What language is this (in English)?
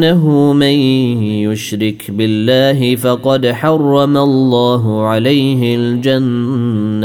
Arabic